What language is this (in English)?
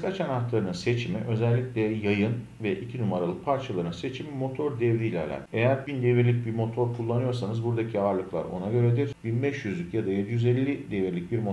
Turkish